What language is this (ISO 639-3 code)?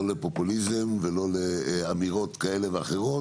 heb